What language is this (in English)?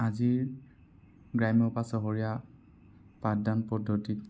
Assamese